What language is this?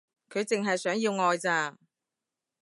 Cantonese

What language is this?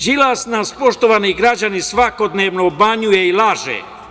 Serbian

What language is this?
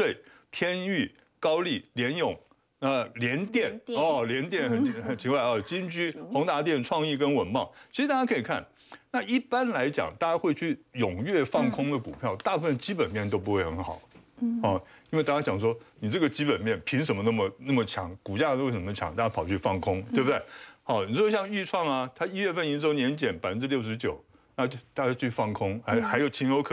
Chinese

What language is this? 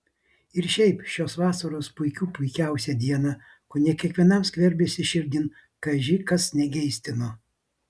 Lithuanian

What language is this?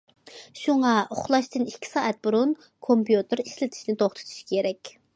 Uyghur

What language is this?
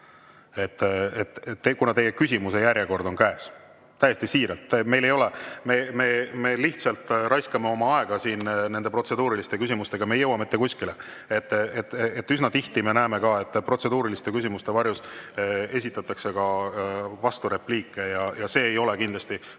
Estonian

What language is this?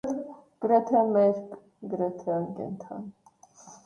Armenian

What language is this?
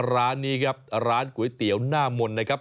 Thai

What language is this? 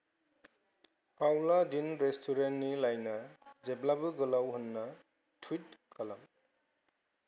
Bodo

